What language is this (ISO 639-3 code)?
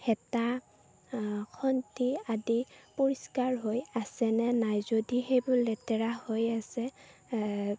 asm